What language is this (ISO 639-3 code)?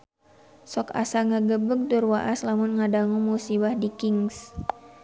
sun